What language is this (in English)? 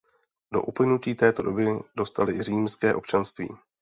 Czech